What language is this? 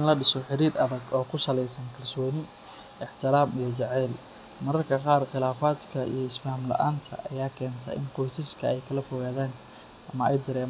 Somali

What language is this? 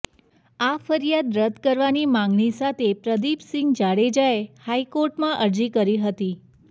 Gujarati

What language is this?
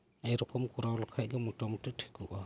Santali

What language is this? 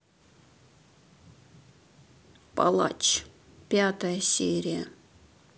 Russian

